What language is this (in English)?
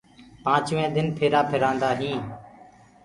Gurgula